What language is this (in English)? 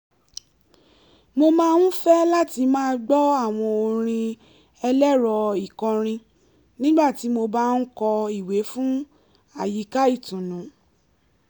Yoruba